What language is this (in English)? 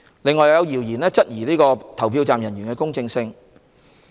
Cantonese